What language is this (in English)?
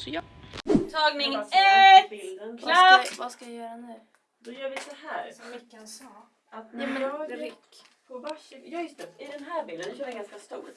Swedish